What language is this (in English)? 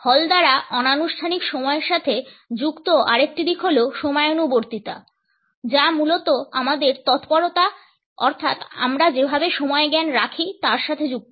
Bangla